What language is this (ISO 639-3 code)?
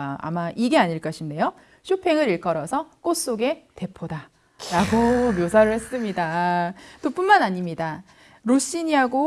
kor